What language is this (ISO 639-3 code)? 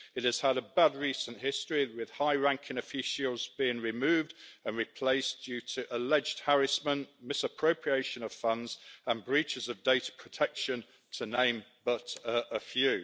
eng